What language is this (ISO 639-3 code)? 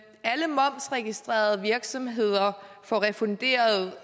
dan